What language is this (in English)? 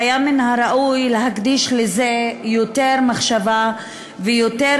Hebrew